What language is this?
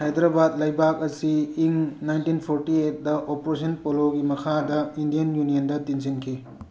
Manipuri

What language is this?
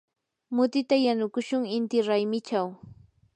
Yanahuanca Pasco Quechua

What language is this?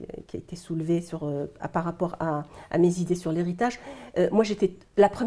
French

